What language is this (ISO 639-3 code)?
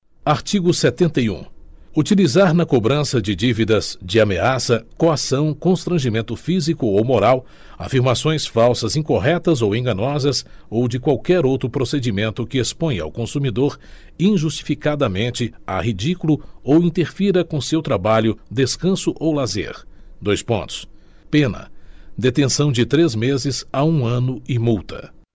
por